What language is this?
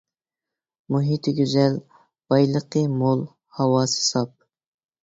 Uyghur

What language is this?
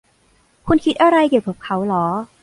Thai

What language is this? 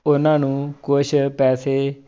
Punjabi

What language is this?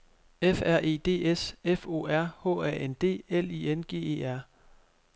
Danish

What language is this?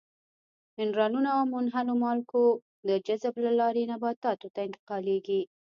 Pashto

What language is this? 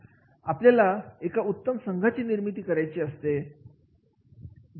Marathi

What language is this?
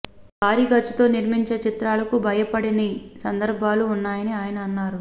Telugu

